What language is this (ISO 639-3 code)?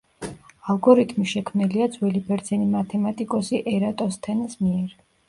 kat